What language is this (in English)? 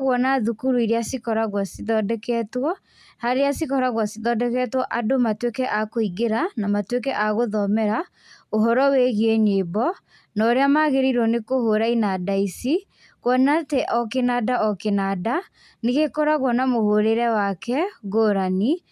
Kikuyu